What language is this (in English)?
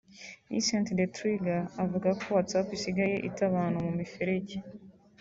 Kinyarwanda